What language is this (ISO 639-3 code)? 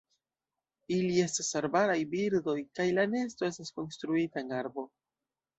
epo